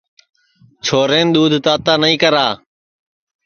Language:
Sansi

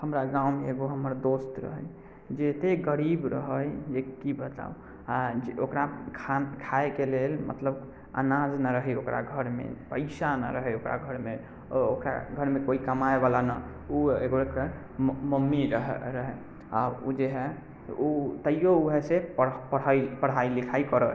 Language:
Maithili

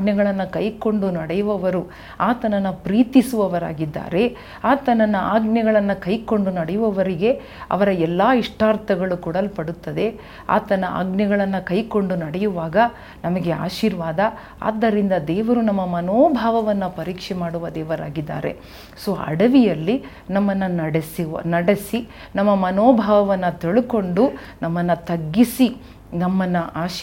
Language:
Kannada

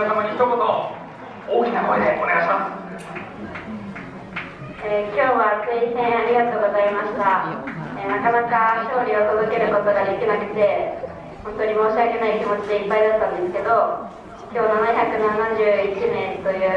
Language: Japanese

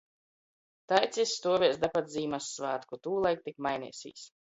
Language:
Latgalian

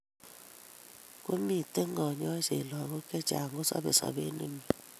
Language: Kalenjin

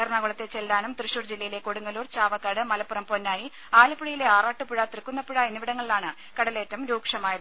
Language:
Malayalam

